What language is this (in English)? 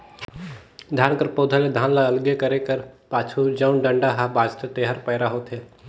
Chhattisgarhi